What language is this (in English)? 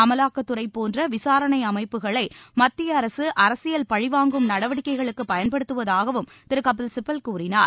Tamil